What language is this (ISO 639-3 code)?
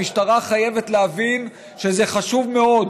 heb